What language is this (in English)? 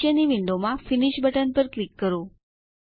Gujarati